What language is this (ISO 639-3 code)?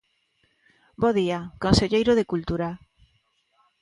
glg